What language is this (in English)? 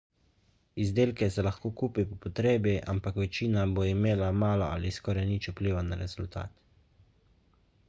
Slovenian